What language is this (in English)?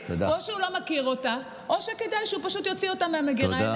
Hebrew